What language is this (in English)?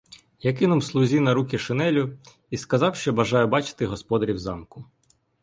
Ukrainian